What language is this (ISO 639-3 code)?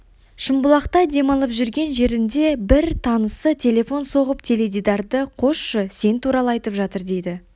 kaz